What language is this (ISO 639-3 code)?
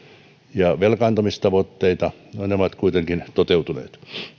fin